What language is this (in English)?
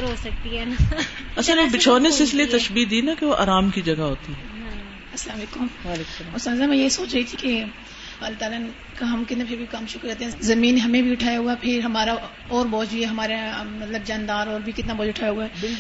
Urdu